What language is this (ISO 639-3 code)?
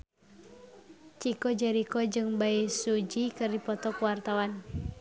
sun